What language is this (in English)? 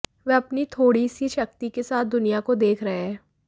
Hindi